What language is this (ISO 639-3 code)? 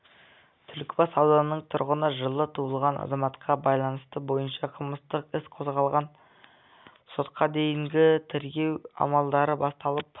kaz